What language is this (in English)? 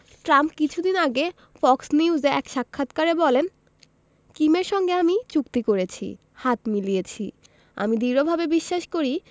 Bangla